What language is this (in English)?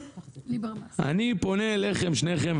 Hebrew